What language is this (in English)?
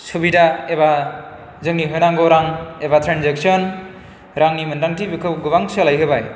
Bodo